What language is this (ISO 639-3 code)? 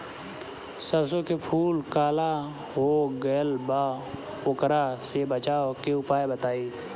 bho